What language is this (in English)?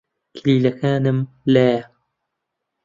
Central Kurdish